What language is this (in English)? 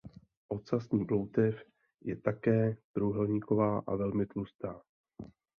Czech